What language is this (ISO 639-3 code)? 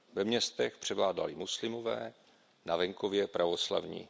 ces